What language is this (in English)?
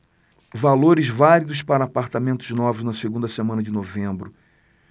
Portuguese